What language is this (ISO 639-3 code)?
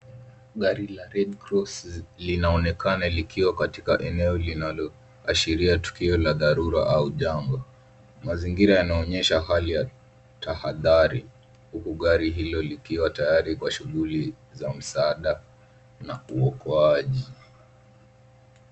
swa